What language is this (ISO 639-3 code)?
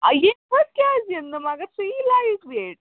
kas